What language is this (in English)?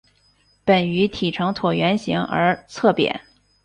Chinese